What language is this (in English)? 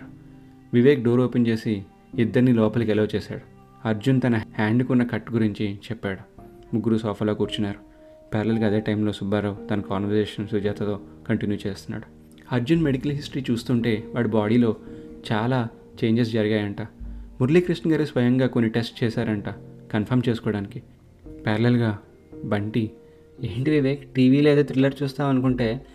Telugu